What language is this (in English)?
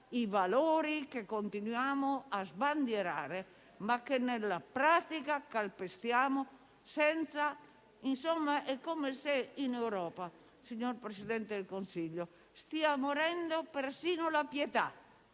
Italian